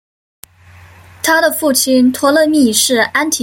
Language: Chinese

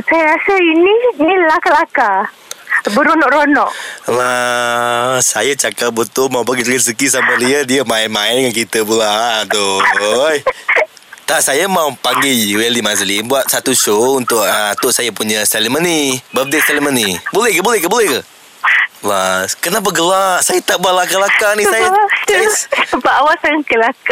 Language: Malay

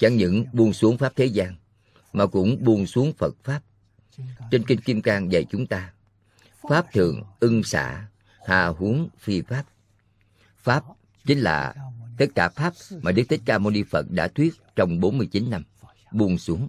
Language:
Vietnamese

